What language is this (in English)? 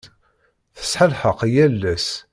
Kabyle